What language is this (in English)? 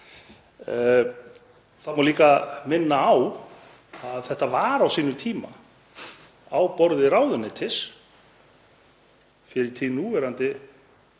Icelandic